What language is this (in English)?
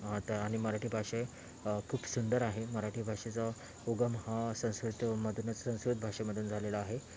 Marathi